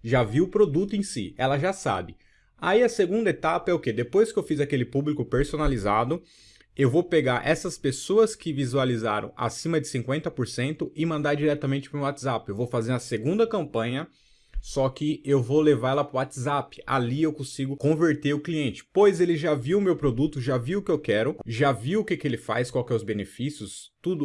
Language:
Portuguese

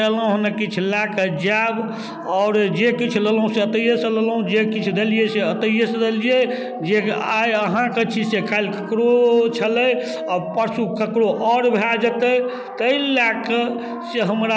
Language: Maithili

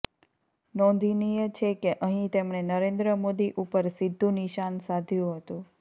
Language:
Gujarati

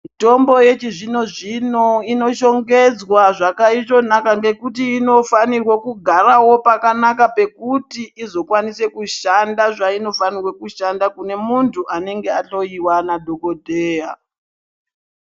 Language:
Ndau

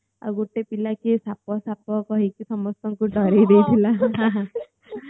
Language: Odia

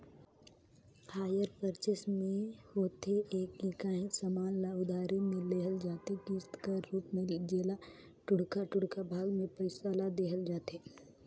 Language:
Chhattisgarhi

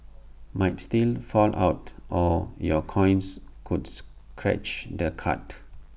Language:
English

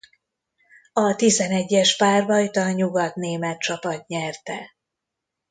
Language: Hungarian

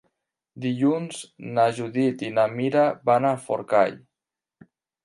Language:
Catalan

